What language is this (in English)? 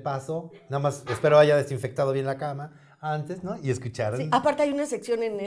Spanish